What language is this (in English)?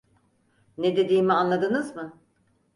Turkish